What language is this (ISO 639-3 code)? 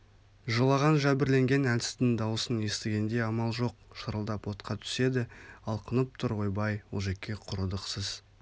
kaz